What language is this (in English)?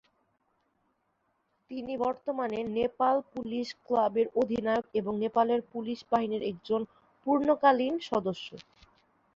Bangla